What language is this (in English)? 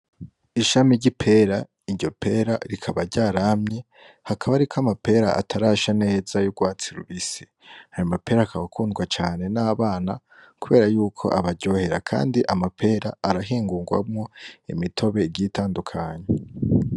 Rundi